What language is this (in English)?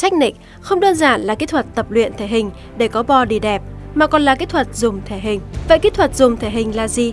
Vietnamese